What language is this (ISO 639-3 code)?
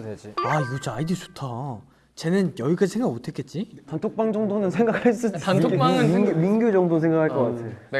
kor